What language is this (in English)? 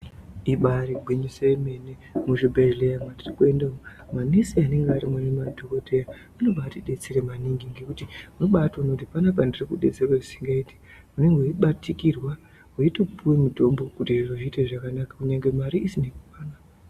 Ndau